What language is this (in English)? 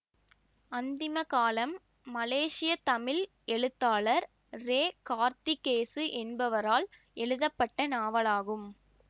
Tamil